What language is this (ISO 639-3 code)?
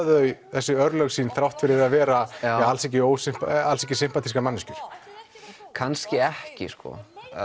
isl